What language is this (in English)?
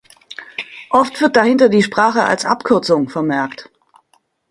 German